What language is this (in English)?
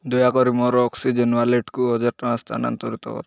Odia